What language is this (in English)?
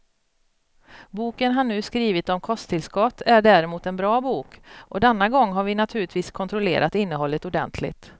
Swedish